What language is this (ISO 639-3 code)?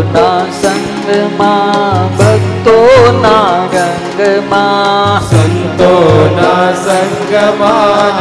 guj